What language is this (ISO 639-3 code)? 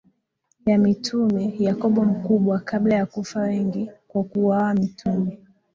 swa